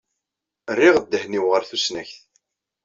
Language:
Kabyle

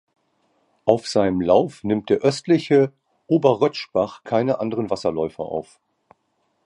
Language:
German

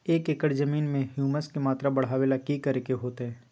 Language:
Magahi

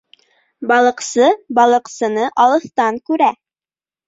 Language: Bashkir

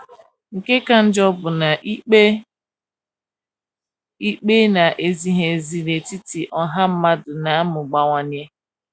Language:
Igbo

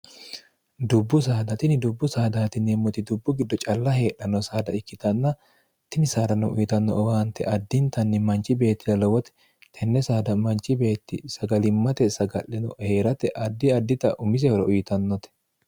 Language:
Sidamo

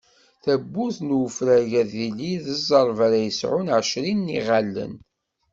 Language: Kabyle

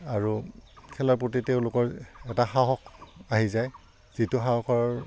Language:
Assamese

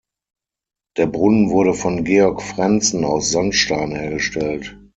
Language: German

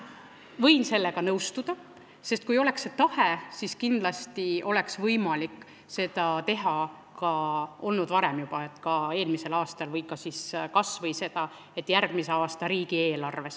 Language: Estonian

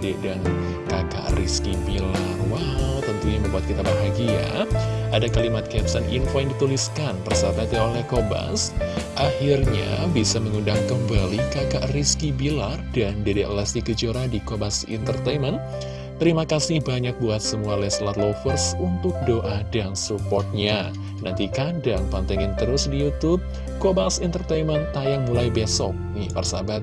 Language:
Indonesian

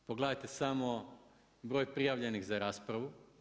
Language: Croatian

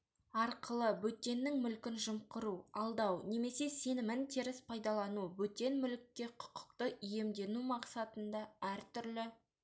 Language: Kazakh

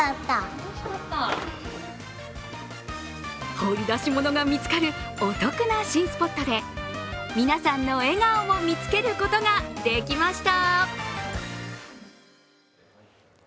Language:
Japanese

